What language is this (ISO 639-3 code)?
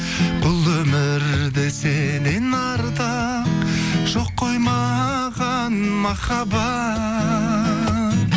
kaz